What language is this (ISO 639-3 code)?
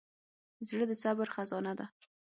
pus